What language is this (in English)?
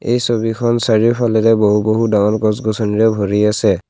Assamese